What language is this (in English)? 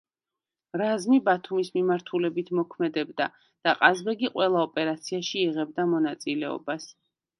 Georgian